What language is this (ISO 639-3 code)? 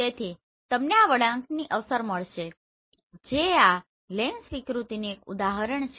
guj